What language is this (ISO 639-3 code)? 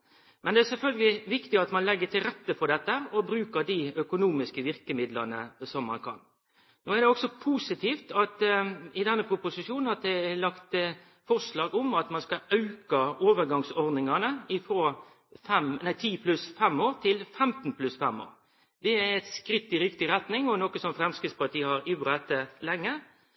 nno